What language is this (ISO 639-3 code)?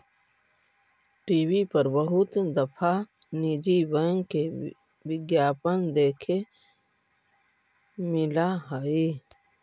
mag